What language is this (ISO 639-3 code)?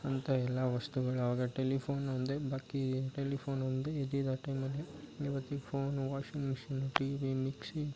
kan